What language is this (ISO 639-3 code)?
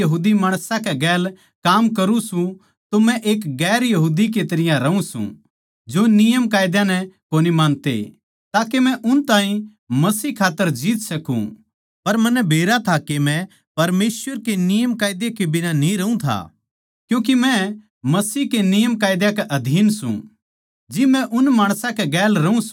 bgc